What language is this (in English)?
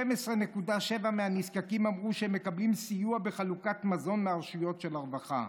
Hebrew